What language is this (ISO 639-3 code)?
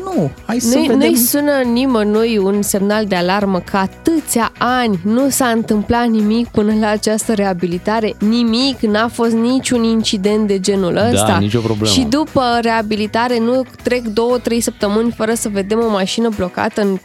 ron